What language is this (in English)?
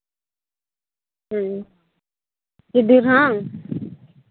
Santali